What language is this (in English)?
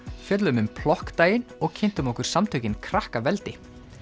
Icelandic